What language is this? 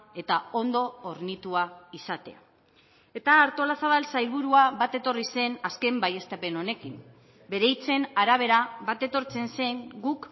Basque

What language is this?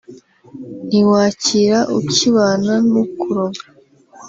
Kinyarwanda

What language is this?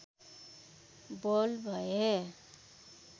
Nepali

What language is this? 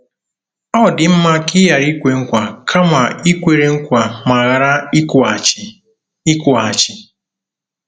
Igbo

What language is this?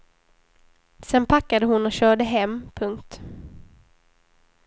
Swedish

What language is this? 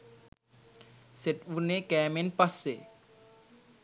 Sinhala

